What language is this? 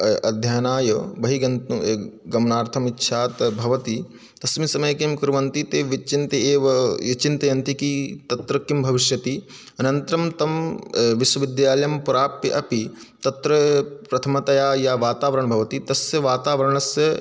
Sanskrit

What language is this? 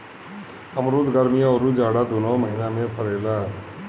Bhojpuri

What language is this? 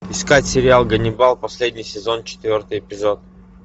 Russian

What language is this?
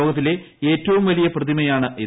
Malayalam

